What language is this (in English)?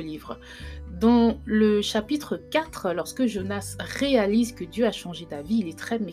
French